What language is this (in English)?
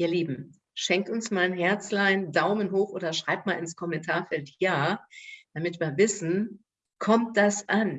German